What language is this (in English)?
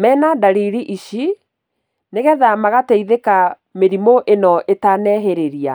Kikuyu